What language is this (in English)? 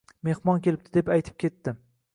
Uzbek